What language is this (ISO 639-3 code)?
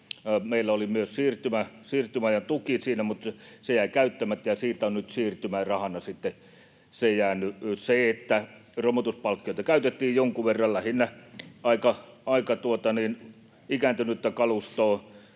fin